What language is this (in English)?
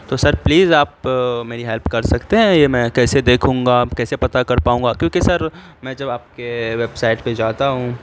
Urdu